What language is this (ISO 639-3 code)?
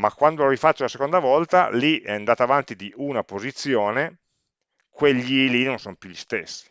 ita